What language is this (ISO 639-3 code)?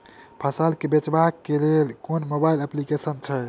mai